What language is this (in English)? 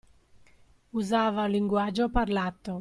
Italian